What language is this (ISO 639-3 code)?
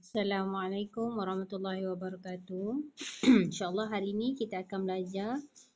msa